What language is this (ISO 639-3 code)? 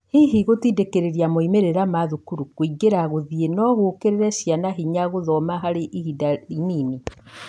kik